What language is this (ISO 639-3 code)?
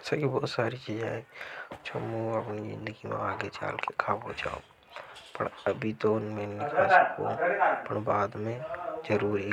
hoj